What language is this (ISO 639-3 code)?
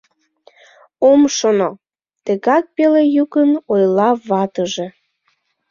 chm